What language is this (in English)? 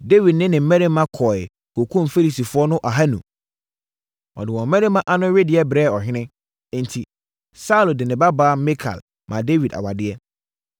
Akan